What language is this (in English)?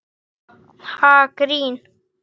Icelandic